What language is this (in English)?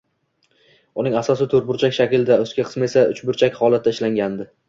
Uzbek